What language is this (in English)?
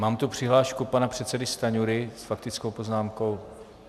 Czech